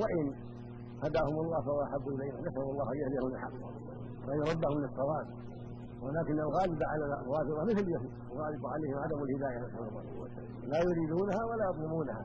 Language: Arabic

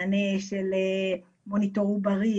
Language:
Hebrew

